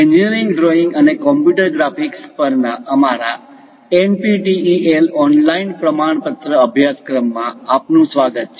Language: Gujarati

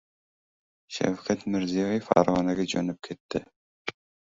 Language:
Uzbek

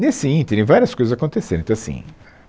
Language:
Portuguese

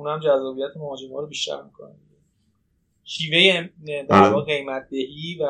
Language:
Persian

